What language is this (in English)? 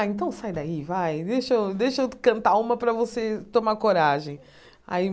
Portuguese